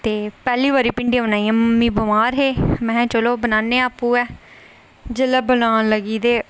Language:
Dogri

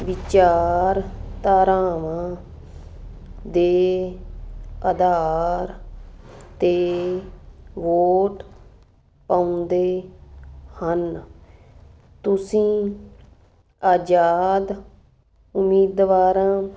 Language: Punjabi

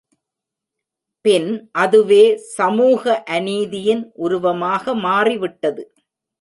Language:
Tamil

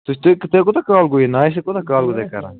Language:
Kashmiri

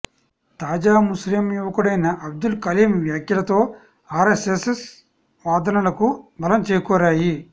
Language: Telugu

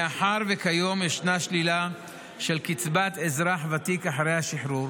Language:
Hebrew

